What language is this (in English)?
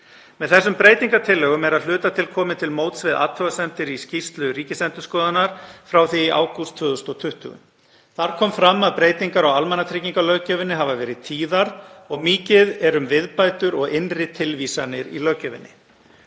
Icelandic